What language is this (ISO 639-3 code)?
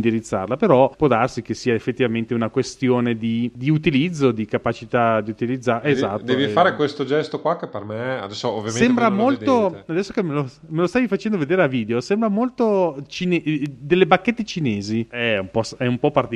ita